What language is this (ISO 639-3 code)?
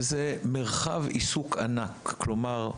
heb